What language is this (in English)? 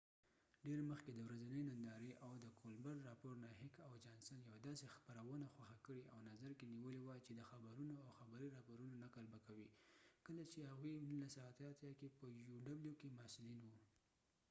Pashto